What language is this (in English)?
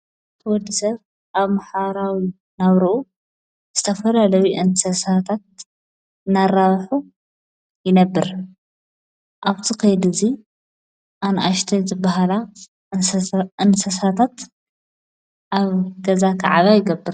Tigrinya